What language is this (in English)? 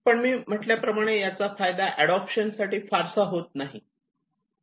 Marathi